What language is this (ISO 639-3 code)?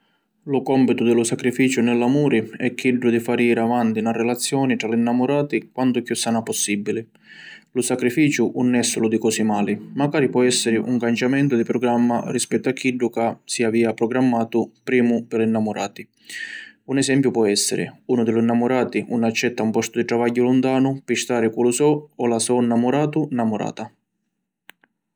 scn